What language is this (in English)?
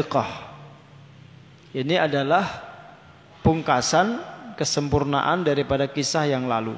Indonesian